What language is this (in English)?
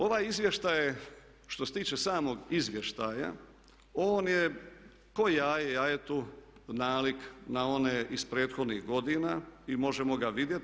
Croatian